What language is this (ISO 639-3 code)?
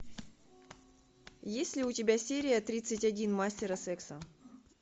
rus